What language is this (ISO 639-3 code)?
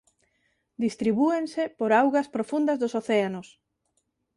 glg